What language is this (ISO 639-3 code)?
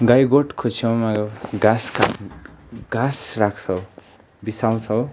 nep